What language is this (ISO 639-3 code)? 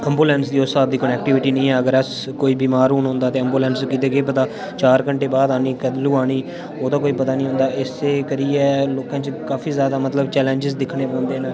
doi